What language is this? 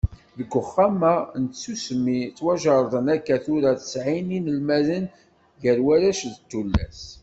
Kabyle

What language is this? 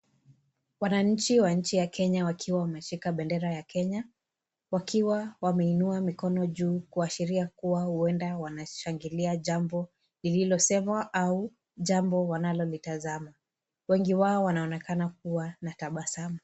Swahili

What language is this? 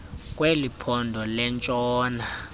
Xhosa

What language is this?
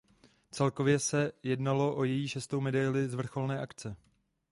Czech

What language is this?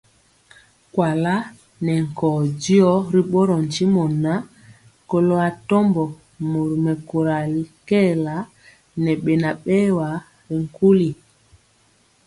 Mpiemo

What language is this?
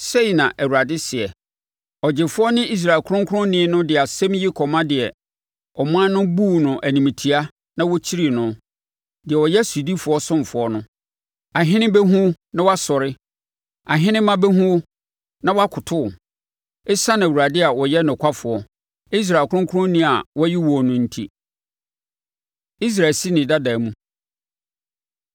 Akan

